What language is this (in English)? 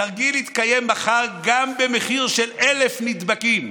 Hebrew